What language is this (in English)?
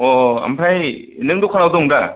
Bodo